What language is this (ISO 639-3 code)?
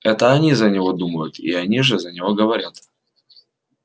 rus